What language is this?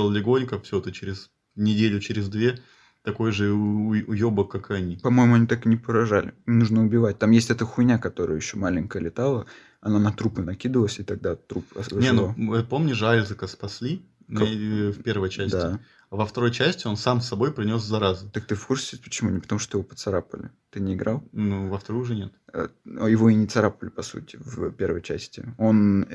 Russian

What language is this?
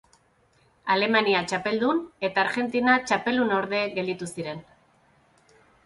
Basque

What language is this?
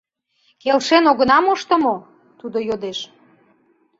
Mari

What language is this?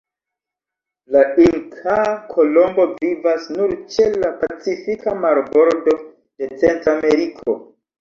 Esperanto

